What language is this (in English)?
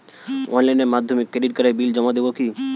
Bangla